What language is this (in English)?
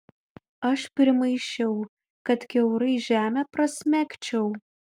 Lithuanian